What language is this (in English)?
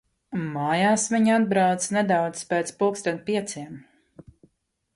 Latvian